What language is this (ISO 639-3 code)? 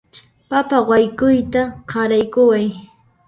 qxp